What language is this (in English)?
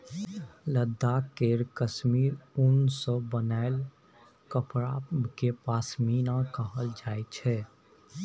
Maithili